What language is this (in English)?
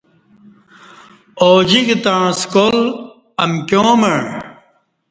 Kati